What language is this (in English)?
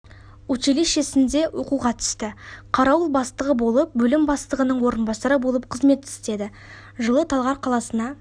Kazakh